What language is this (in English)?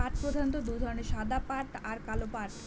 Bangla